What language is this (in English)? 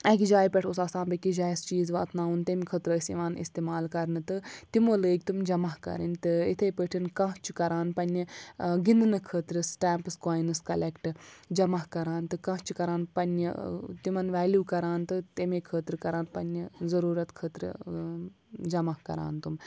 Kashmiri